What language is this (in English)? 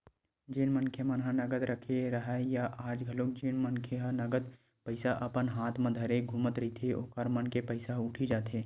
Chhattisgarhi